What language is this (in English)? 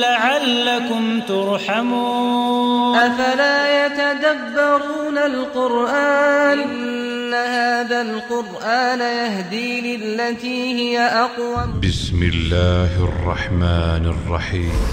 Persian